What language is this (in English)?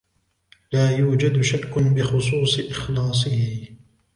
Arabic